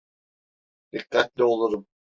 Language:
Turkish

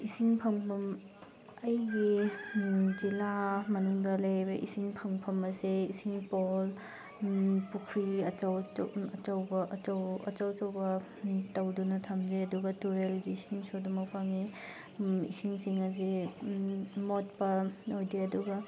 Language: Manipuri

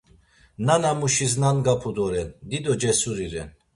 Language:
Laz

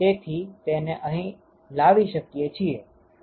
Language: Gujarati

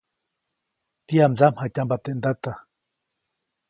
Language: Copainalá Zoque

